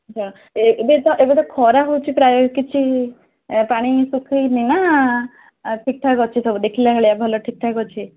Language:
Odia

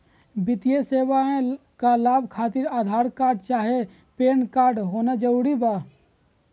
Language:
Magahi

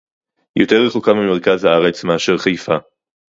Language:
Hebrew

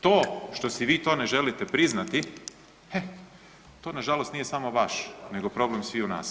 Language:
Croatian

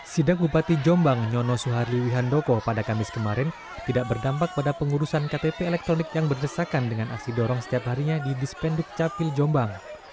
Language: Indonesian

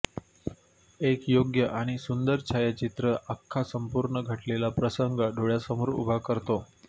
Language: Marathi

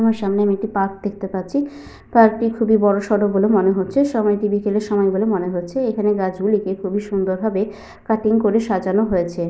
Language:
Bangla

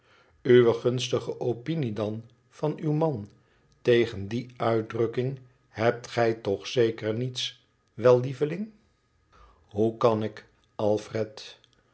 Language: Dutch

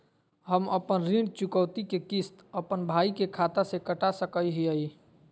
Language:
Magahi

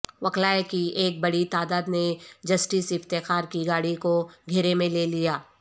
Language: Urdu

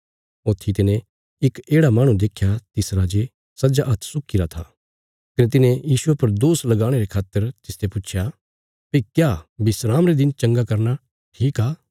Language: Bilaspuri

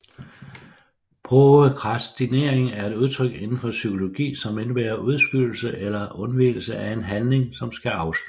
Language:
Danish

